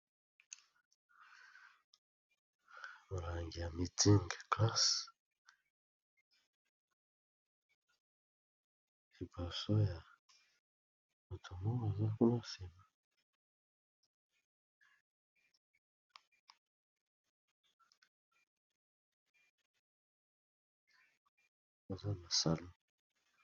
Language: Lingala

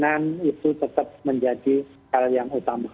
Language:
Indonesian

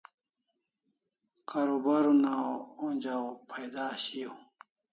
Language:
Kalasha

